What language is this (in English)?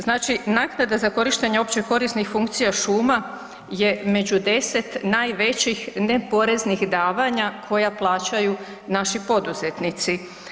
Croatian